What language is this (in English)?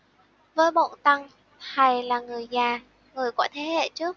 Vietnamese